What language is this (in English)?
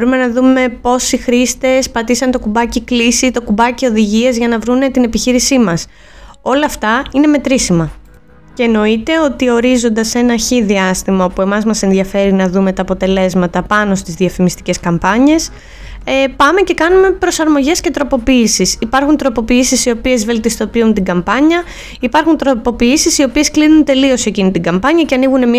Greek